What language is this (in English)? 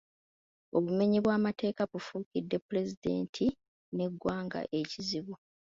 Ganda